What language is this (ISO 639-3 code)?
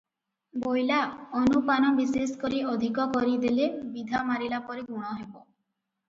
ori